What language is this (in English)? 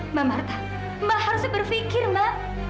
Indonesian